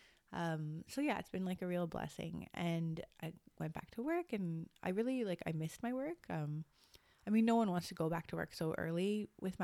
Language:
English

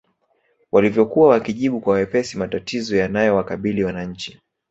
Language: Swahili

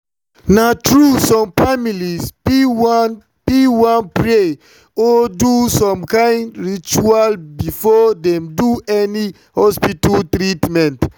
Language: Nigerian Pidgin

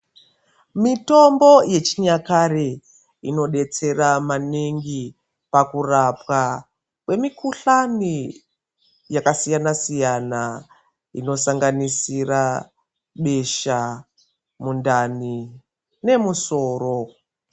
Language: Ndau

